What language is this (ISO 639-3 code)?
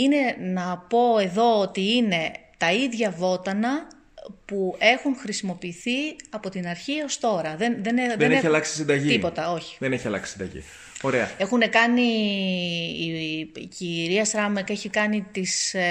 ell